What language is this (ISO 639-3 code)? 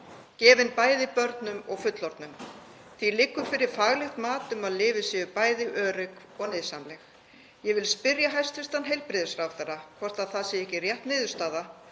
isl